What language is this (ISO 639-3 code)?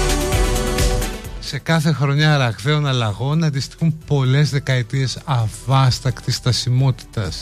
ell